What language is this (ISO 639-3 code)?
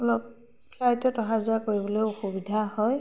asm